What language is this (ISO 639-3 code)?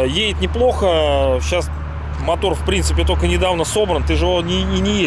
rus